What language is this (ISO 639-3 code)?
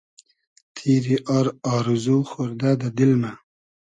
haz